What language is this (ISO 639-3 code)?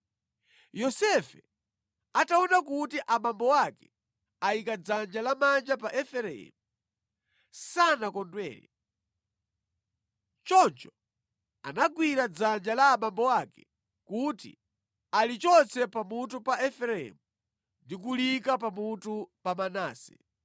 nya